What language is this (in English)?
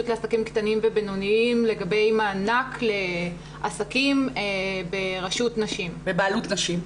Hebrew